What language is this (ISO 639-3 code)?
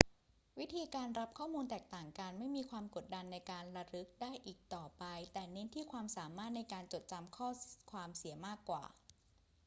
tha